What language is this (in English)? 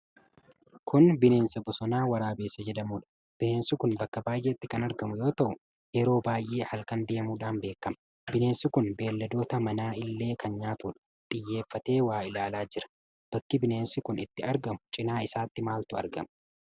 Oromo